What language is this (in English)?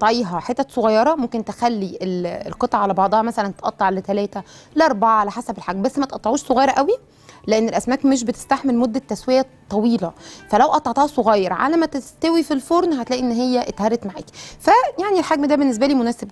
Arabic